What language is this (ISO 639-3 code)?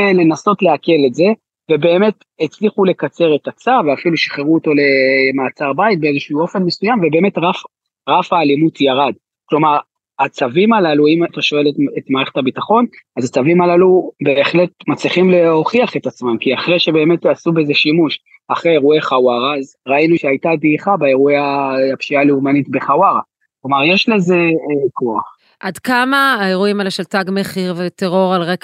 heb